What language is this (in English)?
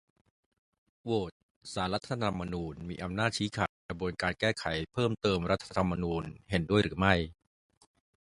Thai